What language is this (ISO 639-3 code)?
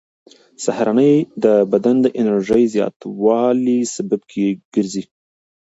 pus